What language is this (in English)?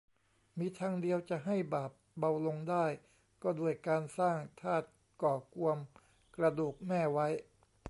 Thai